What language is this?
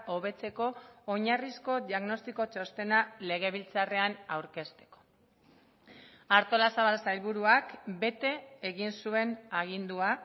Basque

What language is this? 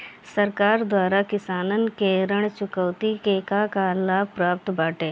Bhojpuri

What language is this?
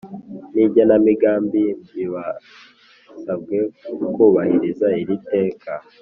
Kinyarwanda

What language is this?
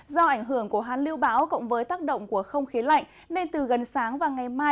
Vietnamese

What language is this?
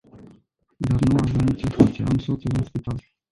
Romanian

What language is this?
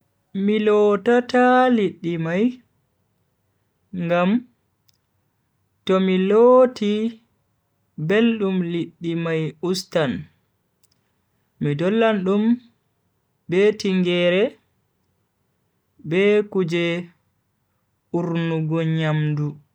Bagirmi Fulfulde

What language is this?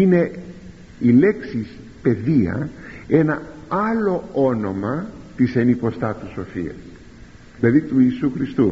Greek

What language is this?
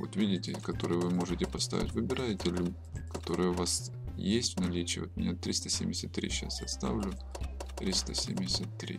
Russian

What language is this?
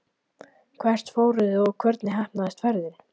Icelandic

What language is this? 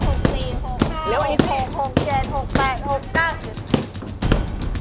Thai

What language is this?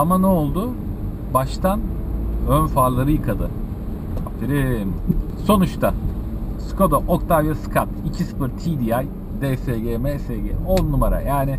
Turkish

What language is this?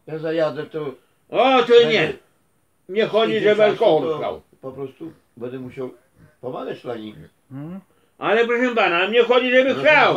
Polish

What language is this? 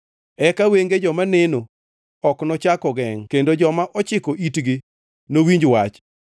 Luo (Kenya and Tanzania)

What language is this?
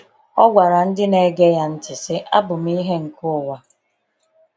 Igbo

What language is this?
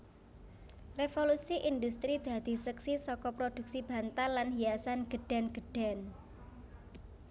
Javanese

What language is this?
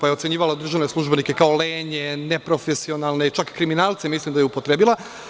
Serbian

